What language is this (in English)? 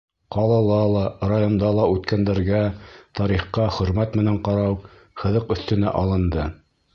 Bashkir